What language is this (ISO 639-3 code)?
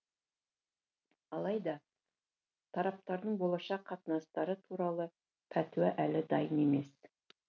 kaz